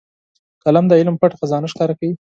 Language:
Pashto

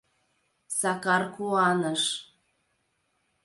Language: Mari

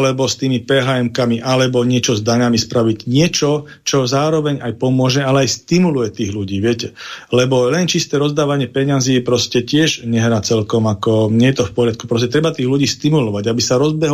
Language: Slovak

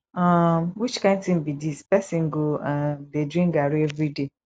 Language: Nigerian Pidgin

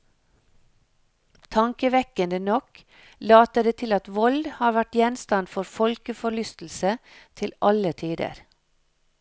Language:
Norwegian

